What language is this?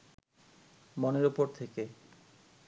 Bangla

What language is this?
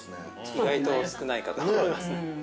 Japanese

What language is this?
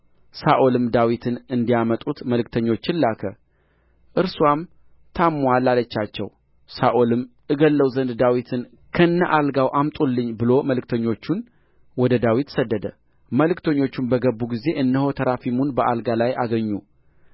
Amharic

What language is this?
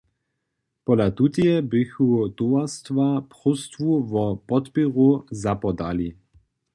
Upper Sorbian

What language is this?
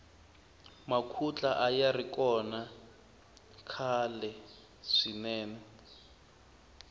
Tsonga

